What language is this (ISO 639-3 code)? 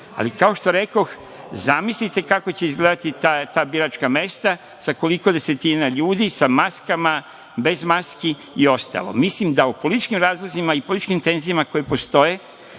srp